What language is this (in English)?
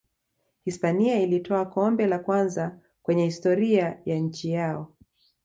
Swahili